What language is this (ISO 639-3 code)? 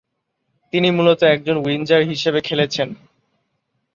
ben